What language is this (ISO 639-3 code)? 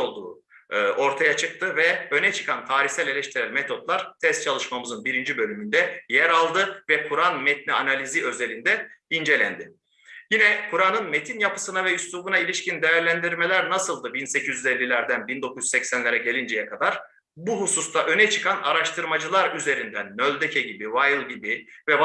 tur